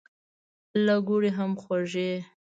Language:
Pashto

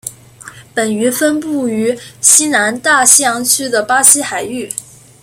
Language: Chinese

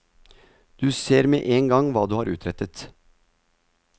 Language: Norwegian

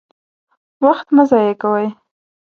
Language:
Pashto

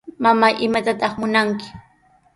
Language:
Sihuas Ancash Quechua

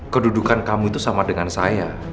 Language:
Indonesian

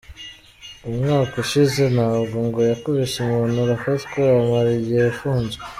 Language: Kinyarwanda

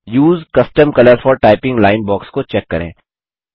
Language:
Hindi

